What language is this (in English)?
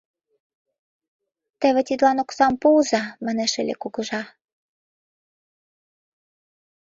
Mari